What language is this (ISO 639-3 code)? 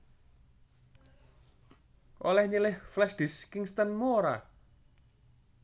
jav